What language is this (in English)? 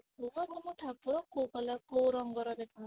Odia